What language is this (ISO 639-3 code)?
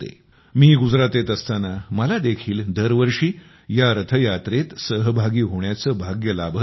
mar